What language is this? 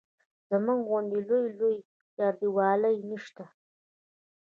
Pashto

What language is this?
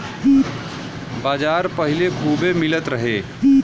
Bhojpuri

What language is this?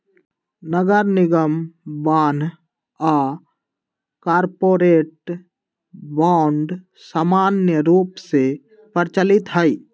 Magahi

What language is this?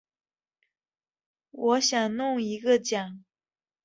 Chinese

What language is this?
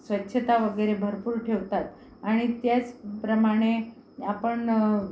Marathi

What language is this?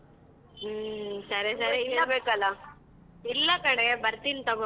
Kannada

